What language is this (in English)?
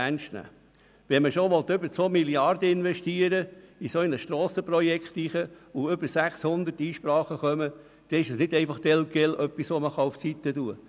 Swiss German